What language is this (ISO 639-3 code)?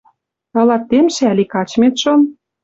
mrj